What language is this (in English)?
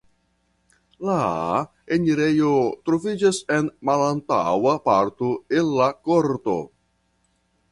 Esperanto